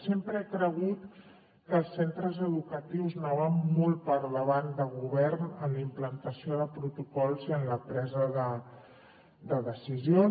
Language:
Catalan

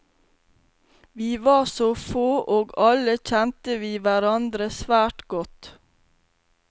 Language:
Norwegian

